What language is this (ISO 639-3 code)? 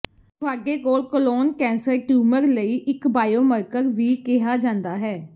pan